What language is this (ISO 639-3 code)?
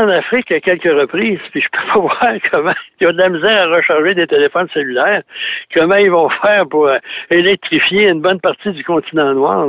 fra